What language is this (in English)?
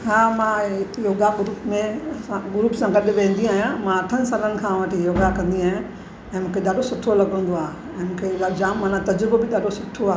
Sindhi